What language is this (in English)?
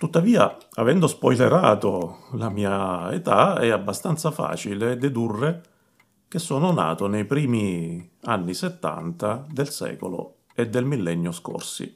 Italian